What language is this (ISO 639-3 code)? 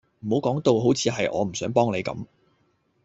yue